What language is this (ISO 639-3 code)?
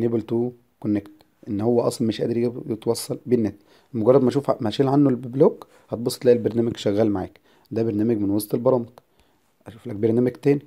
ara